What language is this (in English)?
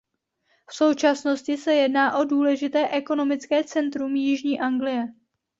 Czech